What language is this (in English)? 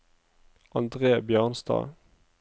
Norwegian